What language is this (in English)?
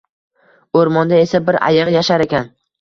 Uzbek